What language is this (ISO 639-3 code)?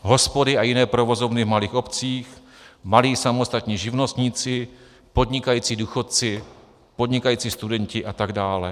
ces